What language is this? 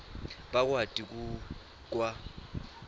Swati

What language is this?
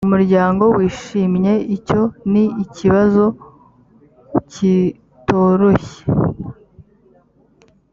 Kinyarwanda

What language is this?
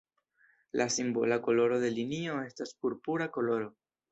Esperanto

